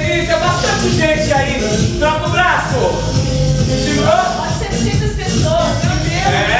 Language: Portuguese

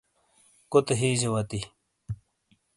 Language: Shina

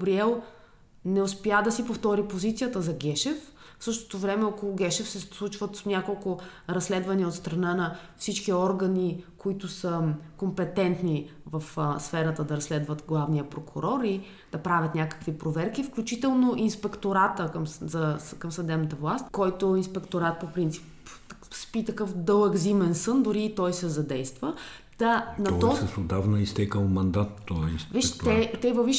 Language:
Bulgarian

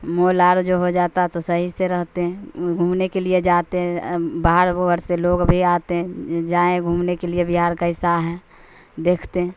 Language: Urdu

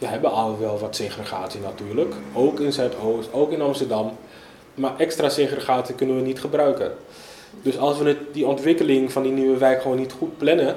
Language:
Dutch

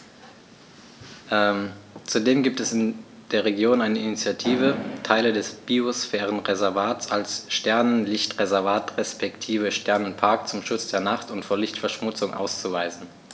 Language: German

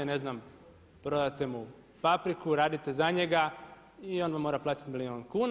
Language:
Croatian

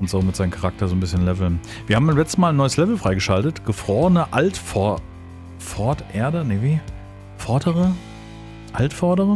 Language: German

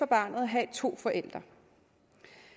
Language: Danish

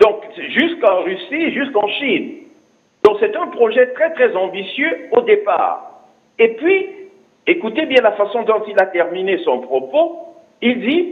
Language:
French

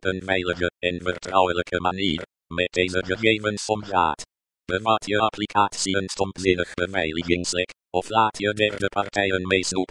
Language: Dutch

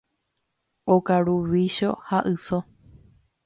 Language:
Guarani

